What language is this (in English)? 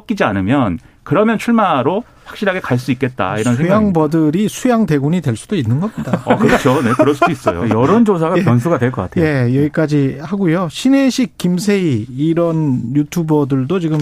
Korean